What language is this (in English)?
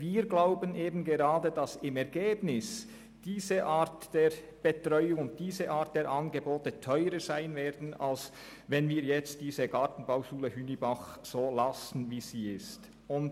Swiss German